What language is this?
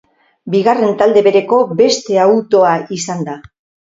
Basque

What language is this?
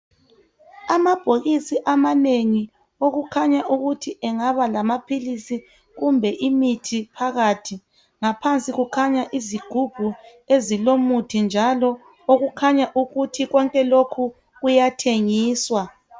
North Ndebele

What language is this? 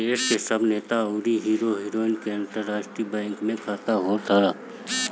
Bhojpuri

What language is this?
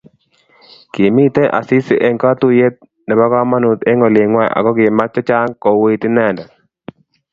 Kalenjin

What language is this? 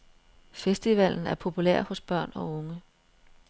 Danish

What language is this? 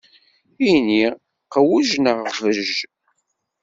Kabyle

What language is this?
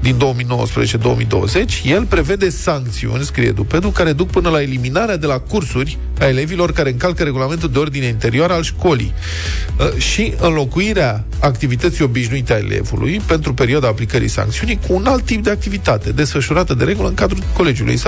Romanian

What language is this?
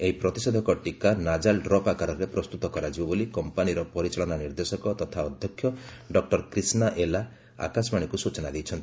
Odia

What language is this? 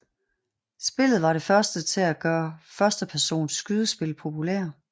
Danish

